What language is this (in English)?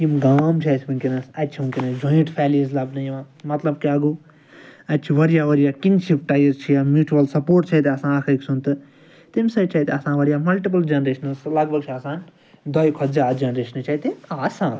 Kashmiri